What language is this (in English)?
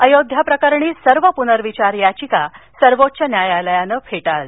Marathi